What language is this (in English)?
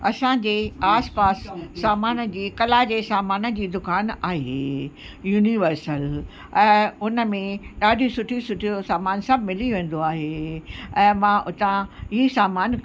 Sindhi